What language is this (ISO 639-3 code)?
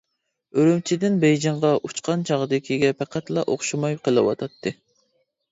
uig